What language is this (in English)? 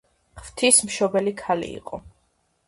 Georgian